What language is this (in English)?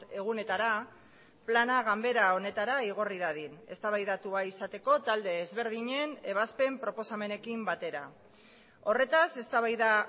Basque